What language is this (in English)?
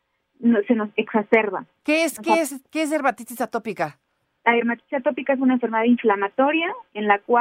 Spanish